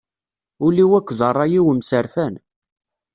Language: Kabyle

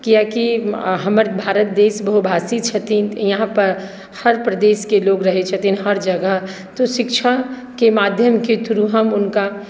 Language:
Maithili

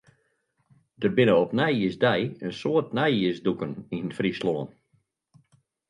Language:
Western Frisian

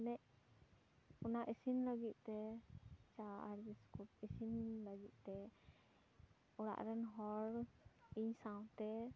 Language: Santali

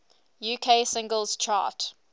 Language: English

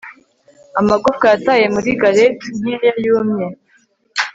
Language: Kinyarwanda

